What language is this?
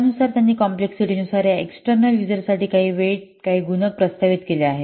Marathi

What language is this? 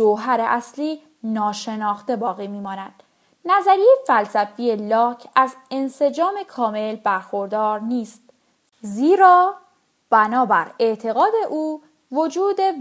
Persian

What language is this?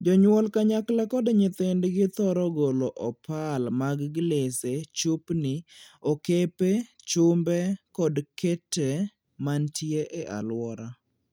Luo (Kenya and Tanzania)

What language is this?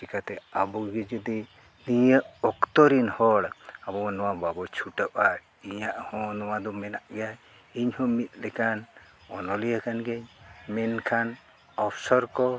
Santali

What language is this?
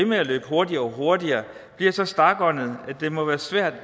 Danish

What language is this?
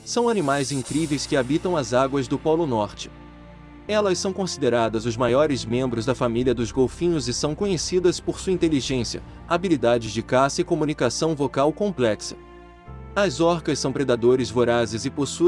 Portuguese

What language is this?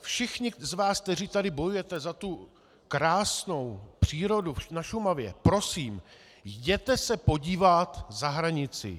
Czech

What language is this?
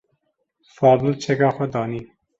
Kurdish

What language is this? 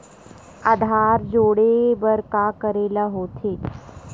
Chhattisgarhi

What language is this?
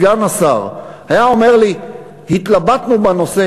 Hebrew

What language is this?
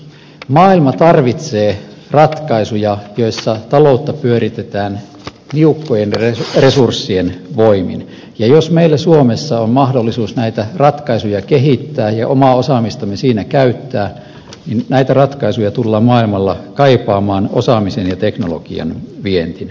Finnish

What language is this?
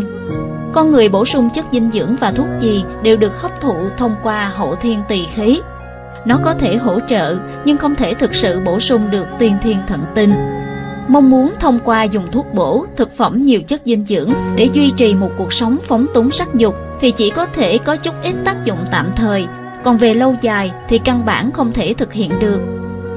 Vietnamese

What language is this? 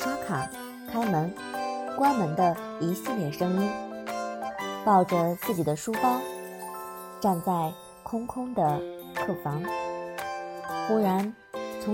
Chinese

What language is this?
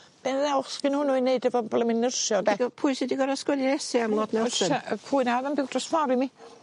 Welsh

